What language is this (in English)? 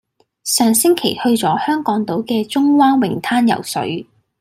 Cantonese